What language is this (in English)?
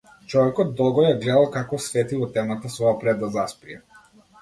Macedonian